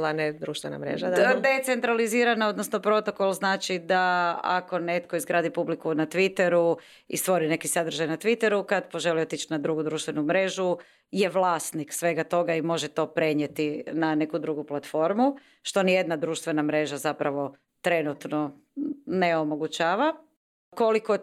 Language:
Croatian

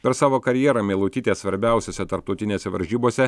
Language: Lithuanian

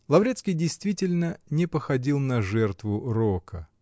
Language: Russian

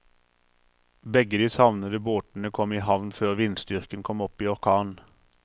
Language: Norwegian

